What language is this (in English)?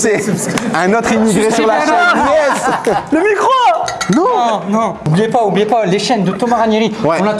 French